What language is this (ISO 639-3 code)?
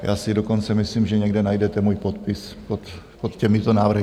ces